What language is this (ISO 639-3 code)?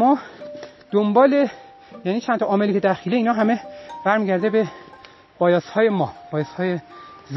fas